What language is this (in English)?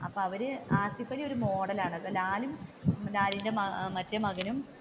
Malayalam